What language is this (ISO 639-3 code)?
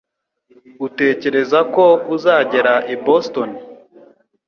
kin